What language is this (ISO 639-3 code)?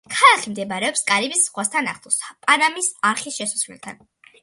kat